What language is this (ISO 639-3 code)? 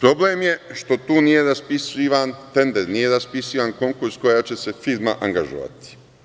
srp